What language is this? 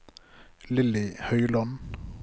Norwegian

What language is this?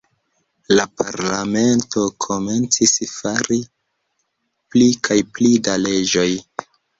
Esperanto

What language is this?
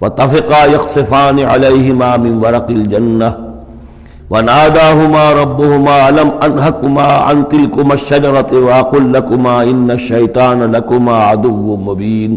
Urdu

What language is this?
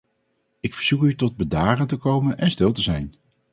Dutch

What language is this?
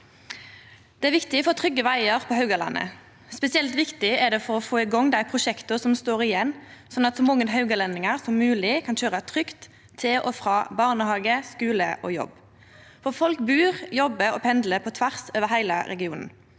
Norwegian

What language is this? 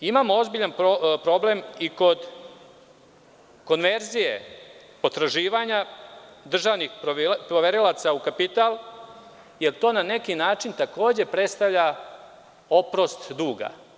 Serbian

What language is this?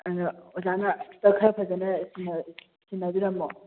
Manipuri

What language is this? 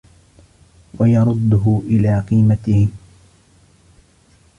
Arabic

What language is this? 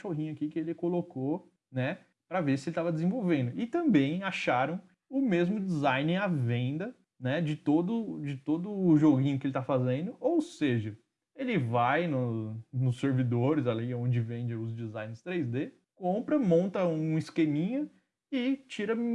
Portuguese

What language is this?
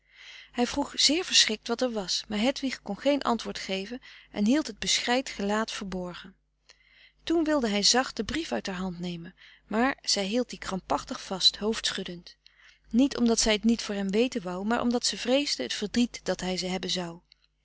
Dutch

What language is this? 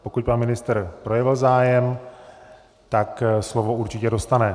Czech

